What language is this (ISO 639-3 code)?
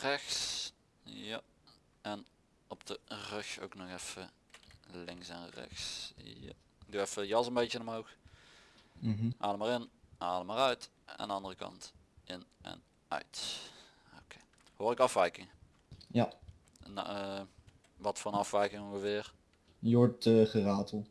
nld